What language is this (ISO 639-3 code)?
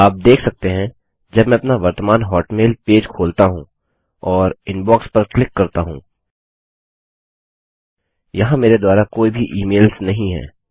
hin